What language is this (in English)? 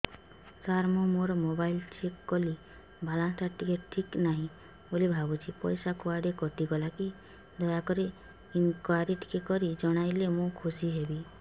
Odia